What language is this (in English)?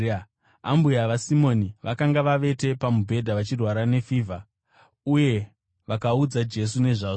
Shona